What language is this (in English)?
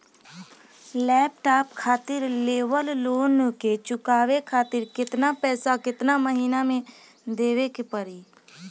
Bhojpuri